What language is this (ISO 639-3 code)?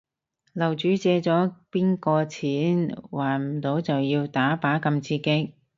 yue